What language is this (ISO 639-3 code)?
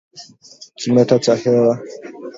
swa